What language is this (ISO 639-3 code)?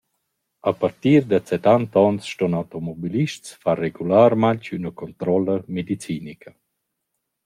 roh